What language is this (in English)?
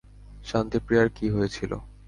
Bangla